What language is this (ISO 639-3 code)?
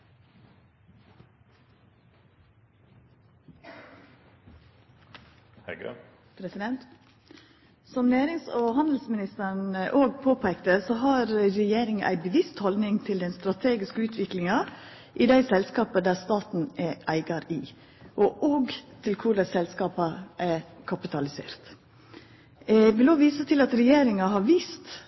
nno